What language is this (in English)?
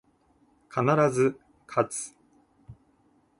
Japanese